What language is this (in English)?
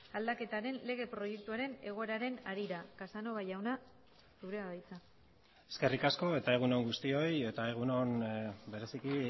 Basque